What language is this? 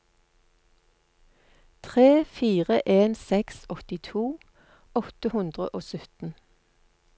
Norwegian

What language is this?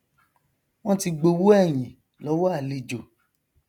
Yoruba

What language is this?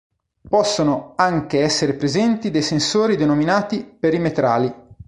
Italian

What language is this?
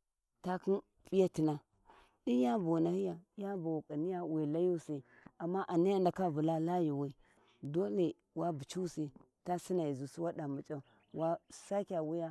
Warji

